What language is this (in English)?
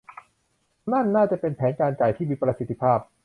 Thai